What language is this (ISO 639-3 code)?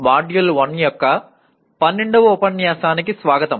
tel